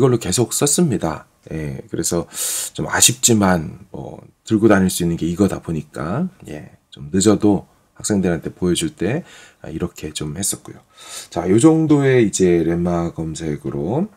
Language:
Korean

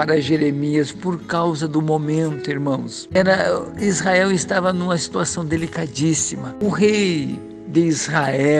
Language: Portuguese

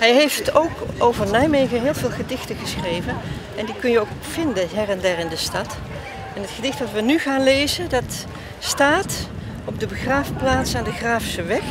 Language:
Dutch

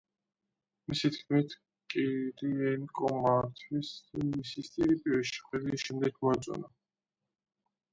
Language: Georgian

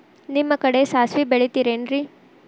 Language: Kannada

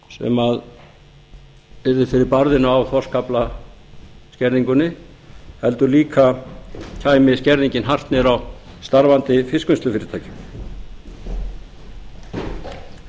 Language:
Icelandic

